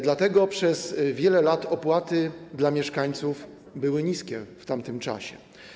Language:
Polish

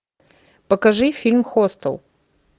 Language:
Russian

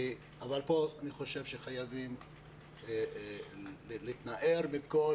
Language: Hebrew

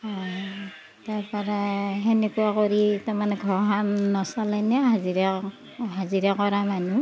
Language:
Assamese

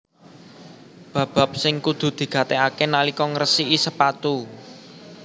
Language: Javanese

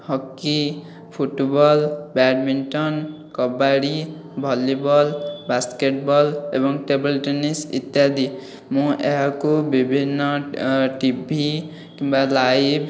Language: Odia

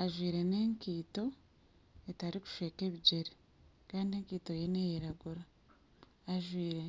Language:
Nyankole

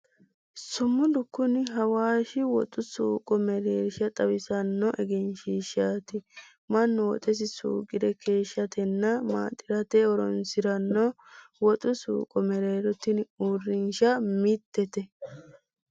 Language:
Sidamo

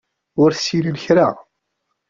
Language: Kabyle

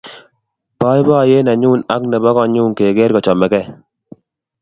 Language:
Kalenjin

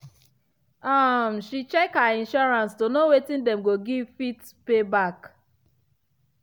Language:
Nigerian Pidgin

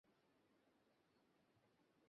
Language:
Bangla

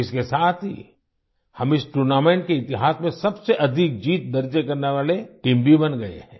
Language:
Hindi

